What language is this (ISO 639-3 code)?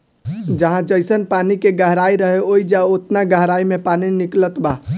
bho